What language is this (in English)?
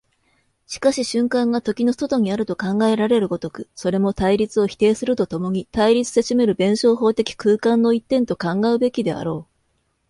Japanese